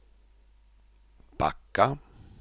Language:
Swedish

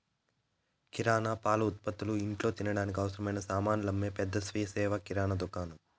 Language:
Telugu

